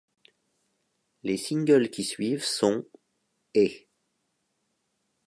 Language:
French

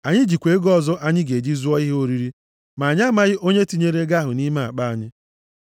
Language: Igbo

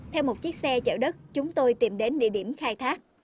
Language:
Vietnamese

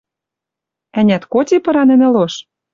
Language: Western Mari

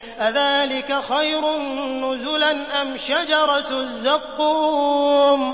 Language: Arabic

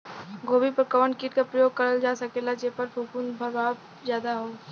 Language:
Bhojpuri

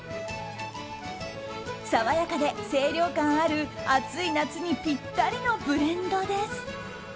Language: Japanese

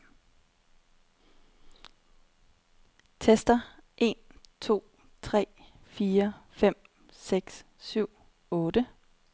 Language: Danish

